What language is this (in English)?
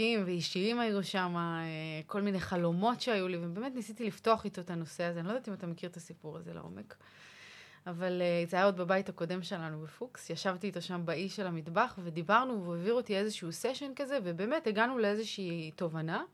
Hebrew